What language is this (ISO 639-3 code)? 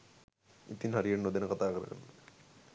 sin